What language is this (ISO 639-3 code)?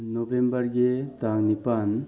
mni